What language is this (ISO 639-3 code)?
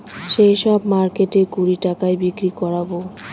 ben